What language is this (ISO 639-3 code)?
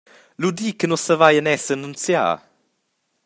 roh